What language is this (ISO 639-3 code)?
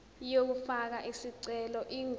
zul